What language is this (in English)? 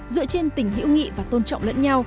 Vietnamese